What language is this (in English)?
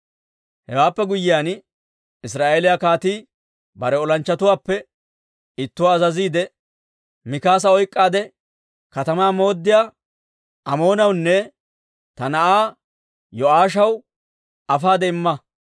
Dawro